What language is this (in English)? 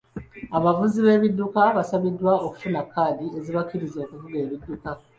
Ganda